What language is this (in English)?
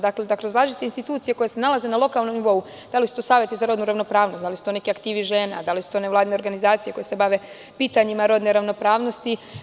Serbian